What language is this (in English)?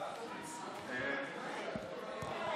Hebrew